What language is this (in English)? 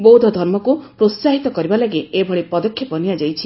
Odia